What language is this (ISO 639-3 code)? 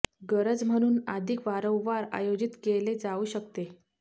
mar